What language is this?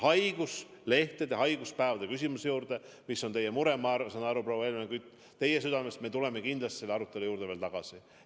Estonian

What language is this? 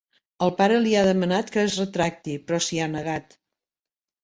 Catalan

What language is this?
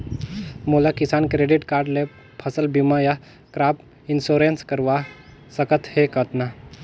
Chhattisgarhi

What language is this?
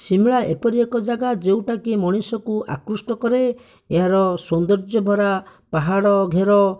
Odia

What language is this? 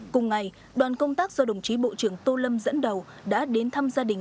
Vietnamese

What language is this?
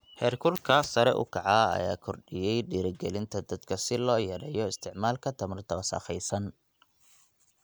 Somali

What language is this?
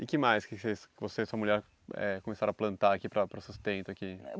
Portuguese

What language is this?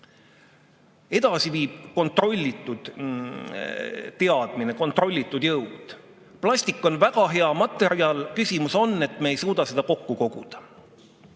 Estonian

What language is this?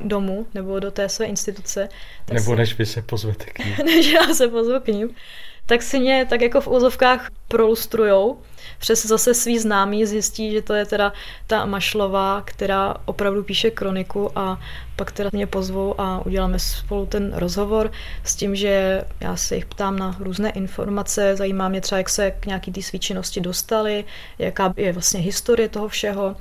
Czech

